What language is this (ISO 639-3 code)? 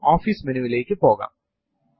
mal